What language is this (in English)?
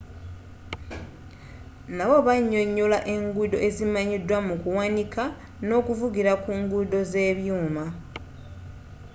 Ganda